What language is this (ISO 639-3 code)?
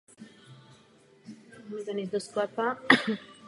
ces